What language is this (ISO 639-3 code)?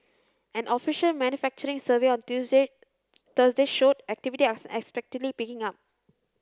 eng